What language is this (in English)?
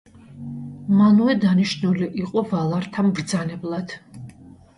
Georgian